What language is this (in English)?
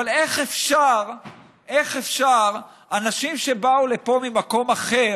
Hebrew